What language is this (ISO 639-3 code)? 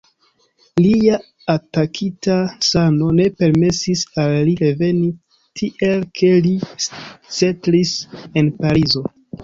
epo